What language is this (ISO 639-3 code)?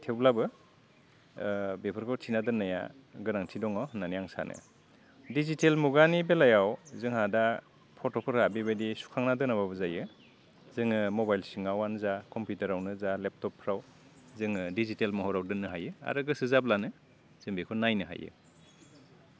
brx